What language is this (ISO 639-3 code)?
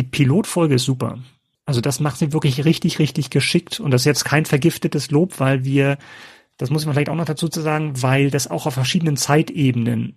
deu